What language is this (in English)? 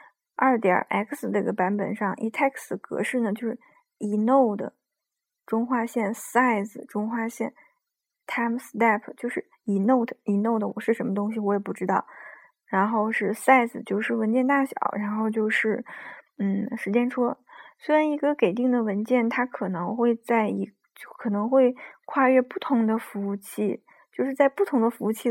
Chinese